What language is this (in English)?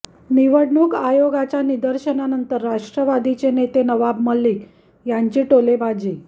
Marathi